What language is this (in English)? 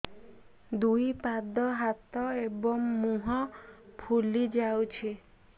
Odia